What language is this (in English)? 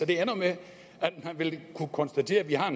Danish